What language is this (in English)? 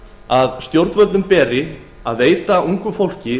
Icelandic